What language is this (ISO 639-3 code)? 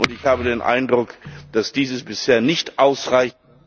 deu